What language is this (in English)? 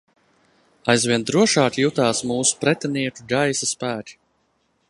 Latvian